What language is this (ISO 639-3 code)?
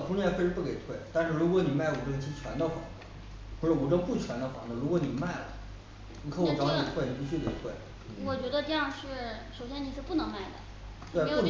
zho